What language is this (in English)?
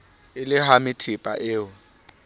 Southern Sotho